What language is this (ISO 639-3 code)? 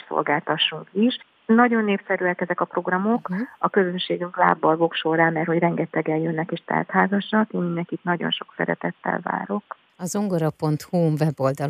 hun